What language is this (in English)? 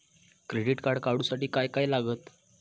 Marathi